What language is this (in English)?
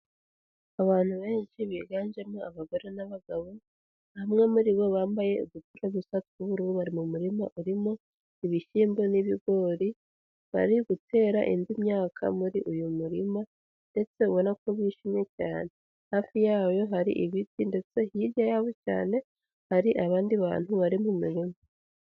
Kinyarwanda